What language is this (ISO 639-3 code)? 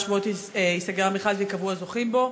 heb